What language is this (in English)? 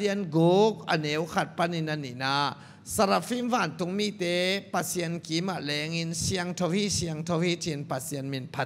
Thai